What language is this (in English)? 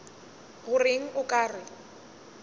Northern Sotho